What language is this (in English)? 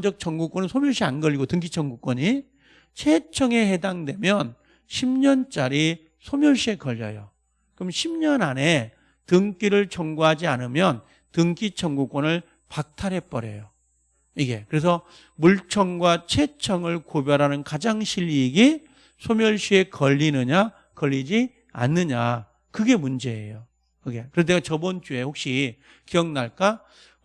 Korean